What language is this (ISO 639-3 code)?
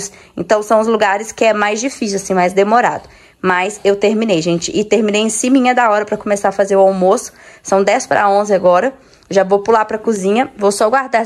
por